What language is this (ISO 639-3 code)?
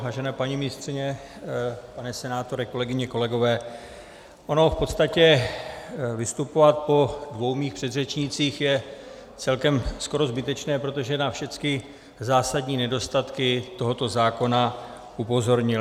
ces